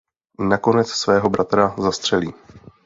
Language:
Czech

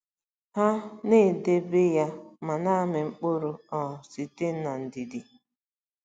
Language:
Igbo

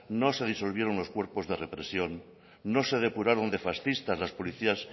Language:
Spanish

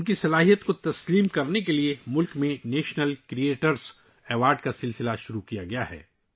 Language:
Urdu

